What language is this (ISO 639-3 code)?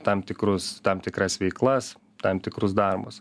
lit